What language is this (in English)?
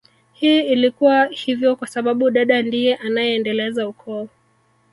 Swahili